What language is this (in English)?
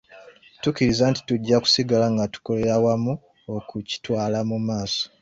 Ganda